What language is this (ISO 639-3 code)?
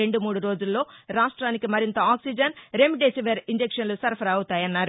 tel